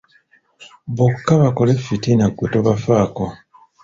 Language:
Ganda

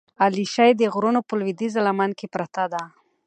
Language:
Pashto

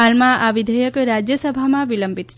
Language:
Gujarati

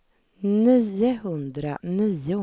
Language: Swedish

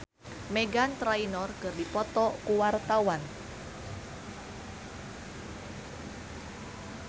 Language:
Sundanese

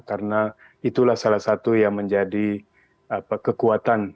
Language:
Indonesian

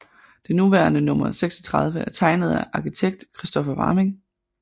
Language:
Danish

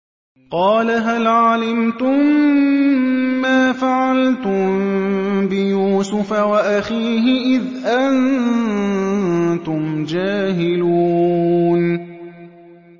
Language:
Arabic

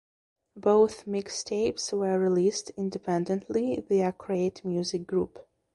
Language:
English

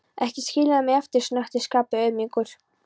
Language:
Icelandic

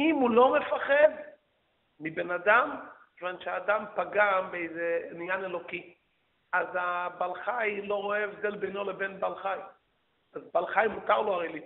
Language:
Hebrew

